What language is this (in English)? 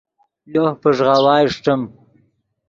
Yidgha